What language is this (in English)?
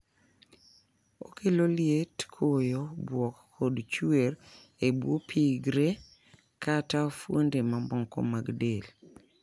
Luo (Kenya and Tanzania)